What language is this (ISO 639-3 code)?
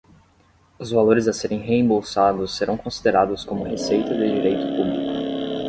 por